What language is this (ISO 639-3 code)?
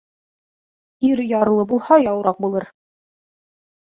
bak